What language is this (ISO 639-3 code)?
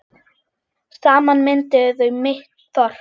isl